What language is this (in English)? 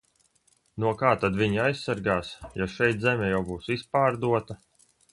Latvian